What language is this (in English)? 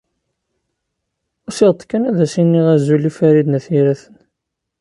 Kabyle